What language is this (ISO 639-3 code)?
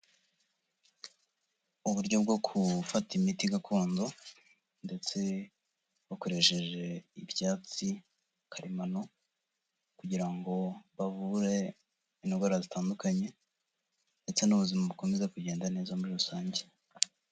kin